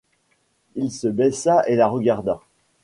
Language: French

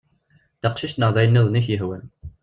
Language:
Kabyle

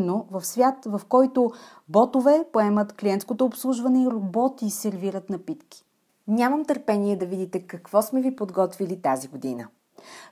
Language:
Bulgarian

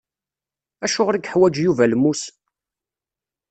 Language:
Kabyle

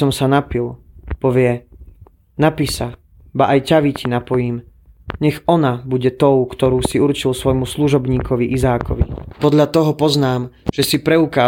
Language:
Slovak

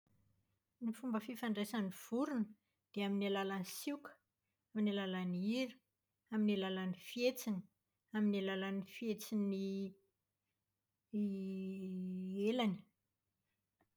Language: Malagasy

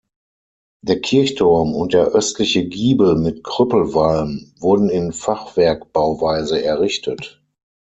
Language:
German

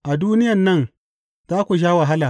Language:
Hausa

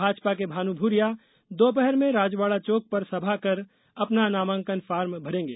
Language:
Hindi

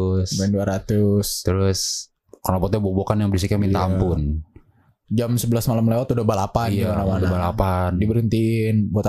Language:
Indonesian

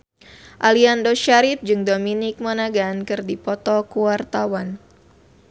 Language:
Sundanese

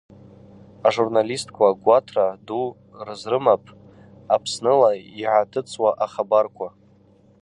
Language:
Abaza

